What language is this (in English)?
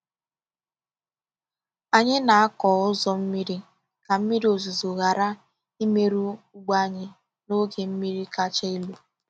Igbo